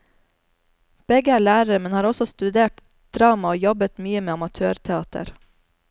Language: Norwegian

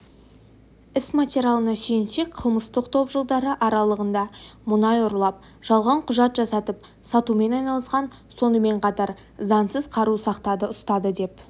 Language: Kazakh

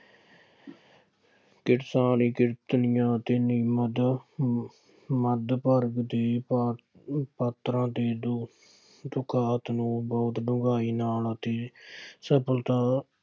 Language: Punjabi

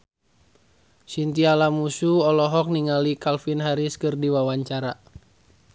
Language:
Sundanese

